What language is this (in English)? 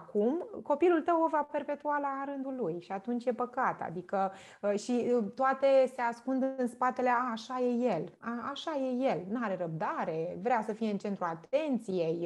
Romanian